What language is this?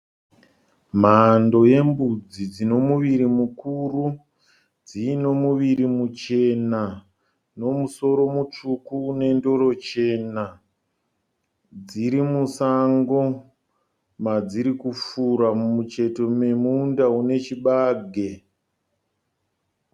Shona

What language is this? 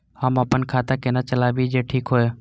Maithili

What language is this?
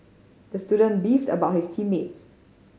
English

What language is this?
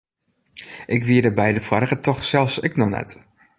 Western Frisian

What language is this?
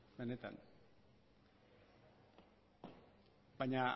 Basque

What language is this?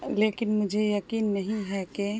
Urdu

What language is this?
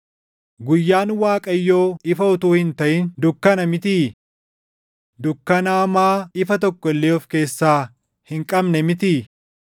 Oromo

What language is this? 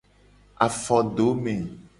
Gen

